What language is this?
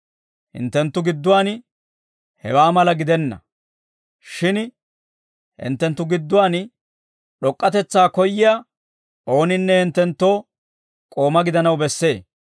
Dawro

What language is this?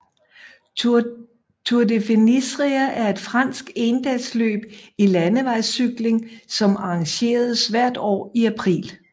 Danish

